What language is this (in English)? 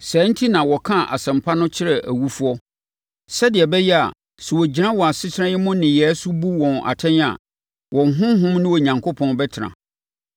Akan